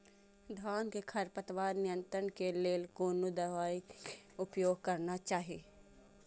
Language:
Maithili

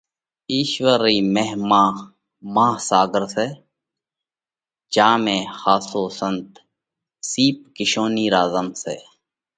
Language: Parkari Koli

